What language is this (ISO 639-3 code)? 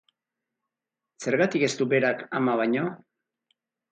eus